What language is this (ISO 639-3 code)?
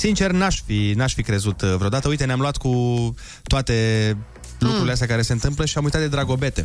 ron